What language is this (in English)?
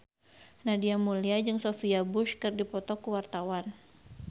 Sundanese